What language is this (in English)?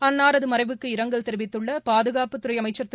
Tamil